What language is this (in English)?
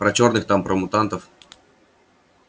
Russian